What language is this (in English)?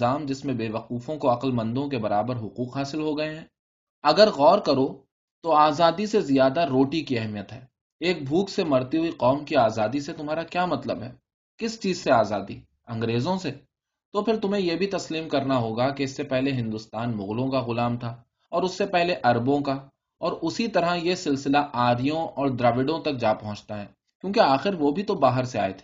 Urdu